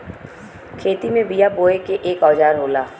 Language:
Bhojpuri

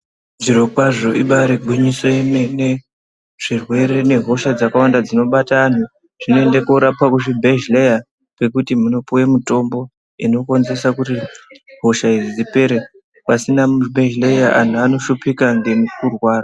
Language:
Ndau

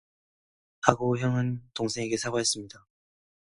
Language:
Korean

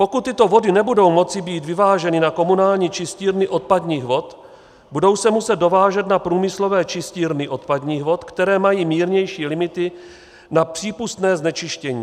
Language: Czech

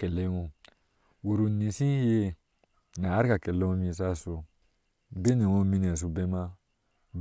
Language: Ashe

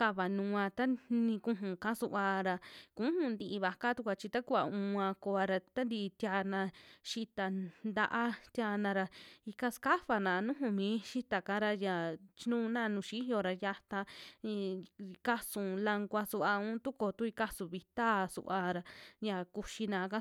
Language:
Western Juxtlahuaca Mixtec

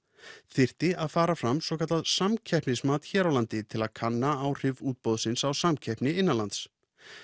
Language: Icelandic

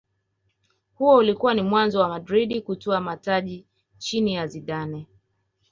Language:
Swahili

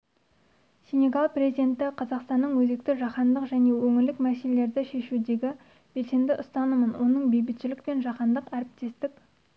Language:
Kazakh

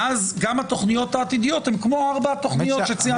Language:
Hebrew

